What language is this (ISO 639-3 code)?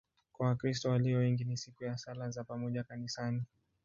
swa